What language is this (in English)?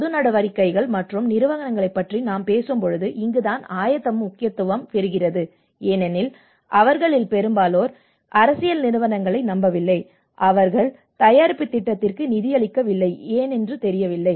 Tamil